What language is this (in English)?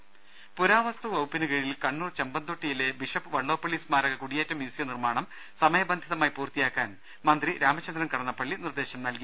Malayalam